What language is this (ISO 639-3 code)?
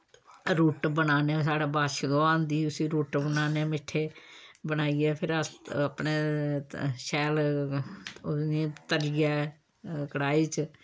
doi